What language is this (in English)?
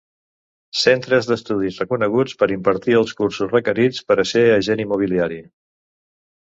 Catalan